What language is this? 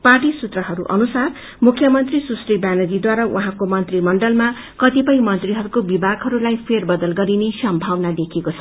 Nepali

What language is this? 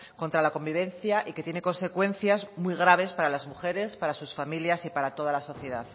Spanish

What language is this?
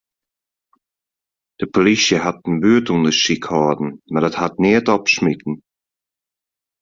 Western Frisian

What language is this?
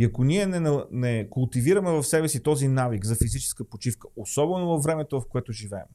Bulgarian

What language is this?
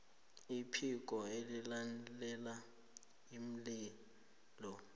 South Ndebele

